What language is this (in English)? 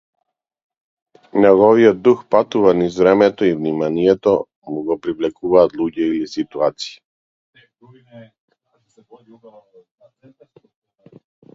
Macedonian